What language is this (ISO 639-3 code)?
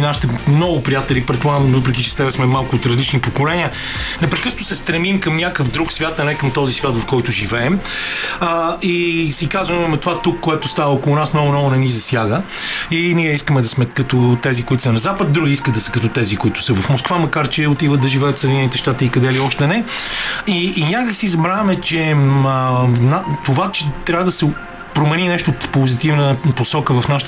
bul